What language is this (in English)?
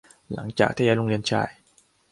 Thai